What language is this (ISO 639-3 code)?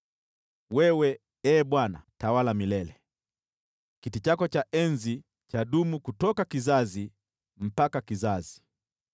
swa